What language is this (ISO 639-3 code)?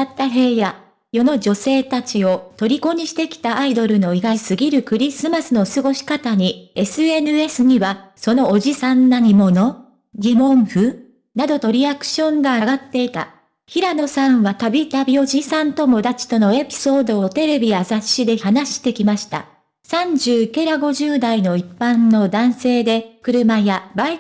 jpn